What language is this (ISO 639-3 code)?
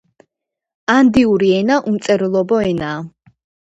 kat